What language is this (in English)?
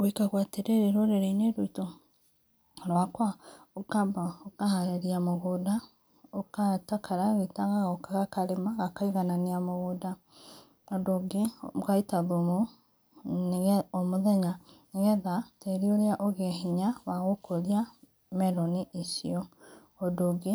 Kikuyu